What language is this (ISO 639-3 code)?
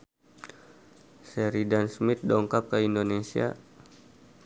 sun